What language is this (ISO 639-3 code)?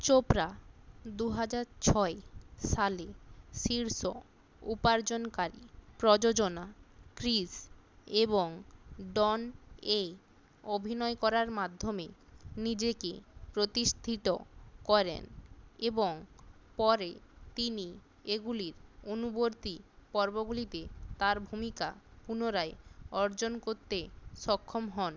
ben